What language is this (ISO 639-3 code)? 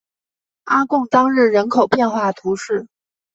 zho